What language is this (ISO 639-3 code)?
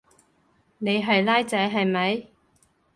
yue